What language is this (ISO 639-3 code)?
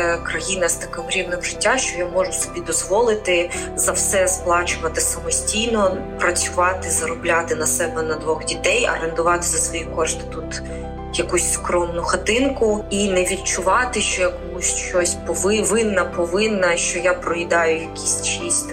ukr